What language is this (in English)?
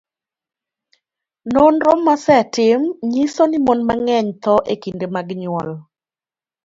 Luo (Kenya and Tanzania)